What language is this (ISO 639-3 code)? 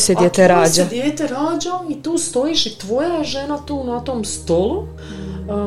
hrv